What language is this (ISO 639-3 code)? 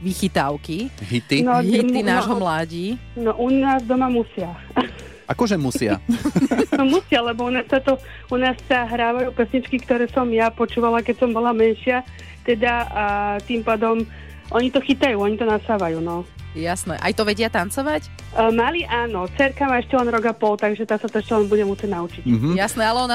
slk